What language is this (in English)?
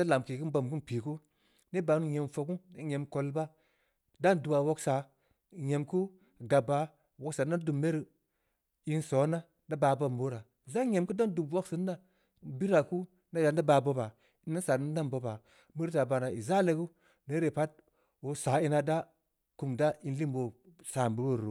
Samba Leko